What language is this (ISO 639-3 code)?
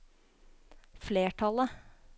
nor